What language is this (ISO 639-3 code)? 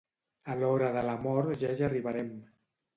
cat